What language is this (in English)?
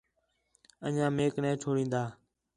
Khetrani